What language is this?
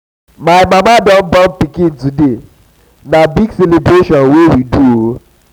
Nigerian Pidgin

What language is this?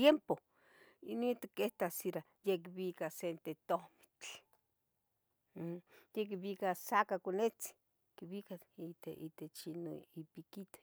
Tetelcingo Nahuatl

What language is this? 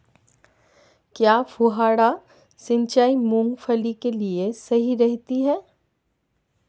Hindi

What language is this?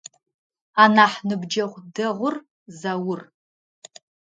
Adyghe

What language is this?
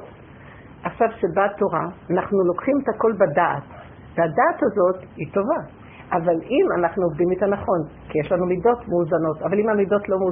Hebrew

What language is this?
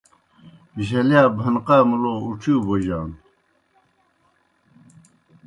Kohistani Shina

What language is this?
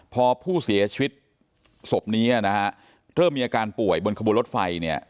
Thai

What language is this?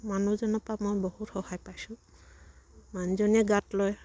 Assamese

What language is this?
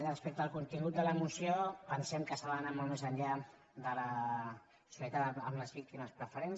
Catalan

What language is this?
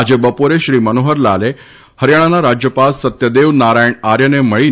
Gujarati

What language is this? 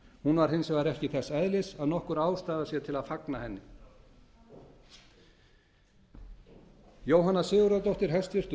Icelandic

